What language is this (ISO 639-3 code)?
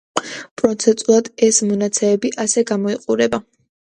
kat